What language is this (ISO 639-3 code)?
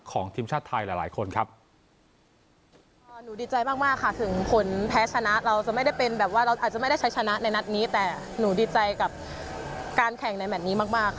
tha